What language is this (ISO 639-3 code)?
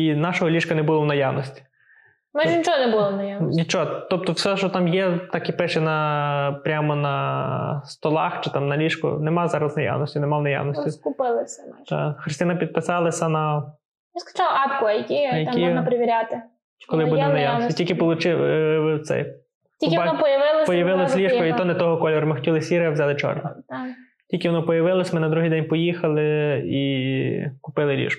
ukr